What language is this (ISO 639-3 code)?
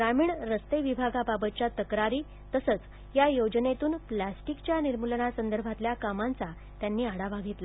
mar